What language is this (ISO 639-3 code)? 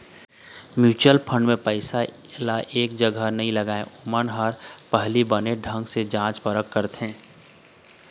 hne